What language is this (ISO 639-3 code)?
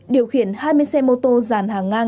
vie